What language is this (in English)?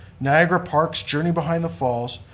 English